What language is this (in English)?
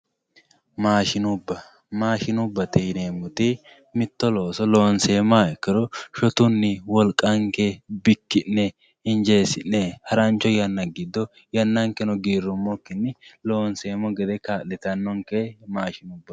Sidamo